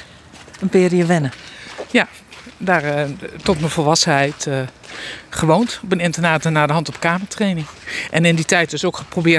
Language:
Dutch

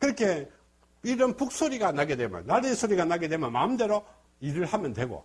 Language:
Korean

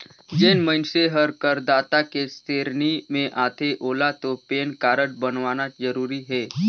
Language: Chhattisgarhi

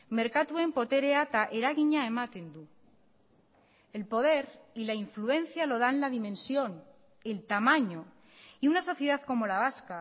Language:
Spanish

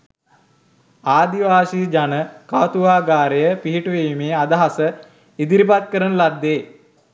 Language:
Sinhala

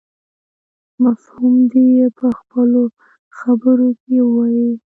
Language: Pashto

